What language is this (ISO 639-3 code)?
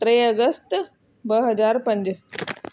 snd